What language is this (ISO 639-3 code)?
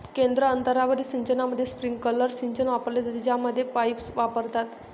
mar